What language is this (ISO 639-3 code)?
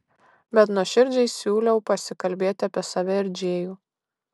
lit